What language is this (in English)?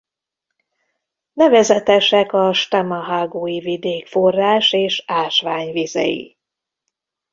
Hungarian